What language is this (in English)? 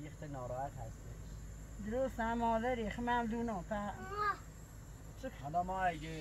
Persian